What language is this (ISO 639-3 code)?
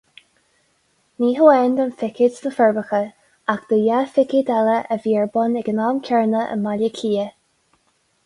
gle